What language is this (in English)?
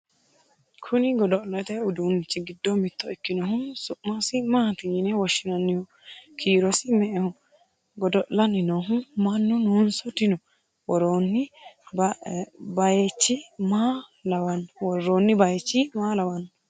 Sidamo